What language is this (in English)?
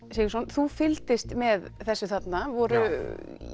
Icelandic